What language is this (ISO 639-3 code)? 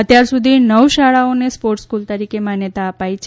guj